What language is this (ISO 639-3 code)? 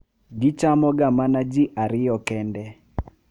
luo